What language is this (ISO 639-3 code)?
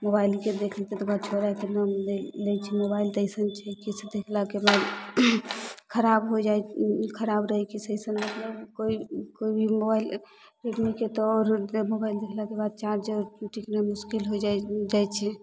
mai